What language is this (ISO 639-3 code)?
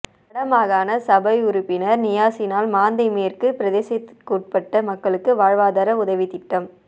tam